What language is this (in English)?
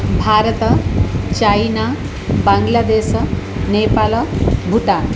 Sanskrit